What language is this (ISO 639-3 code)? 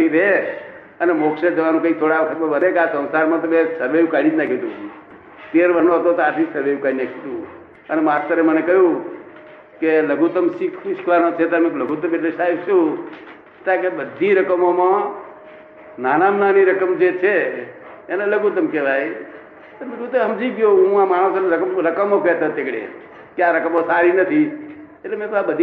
guj